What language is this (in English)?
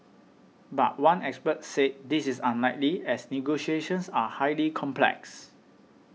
English